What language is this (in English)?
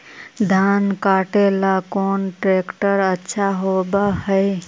Magahi